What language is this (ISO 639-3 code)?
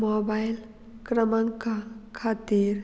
kok